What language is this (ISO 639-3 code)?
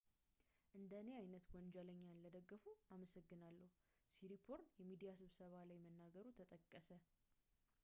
amh